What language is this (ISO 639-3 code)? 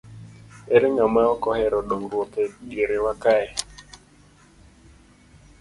luo